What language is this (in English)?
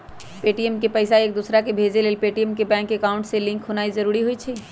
Magahi